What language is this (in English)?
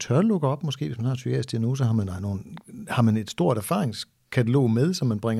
Danish